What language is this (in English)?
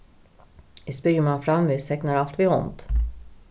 Faroese